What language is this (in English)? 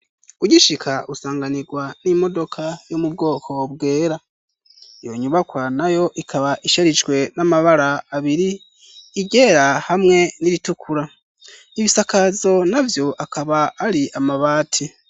Rundi